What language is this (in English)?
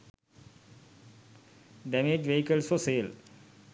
Sinhala